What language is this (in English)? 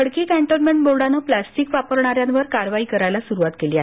Marathi